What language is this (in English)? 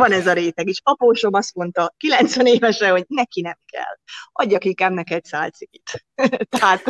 Hungarian